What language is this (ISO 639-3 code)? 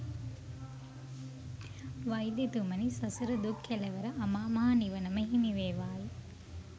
sin